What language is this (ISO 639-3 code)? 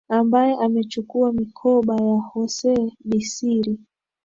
swa